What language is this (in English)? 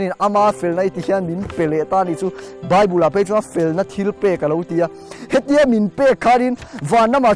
Thai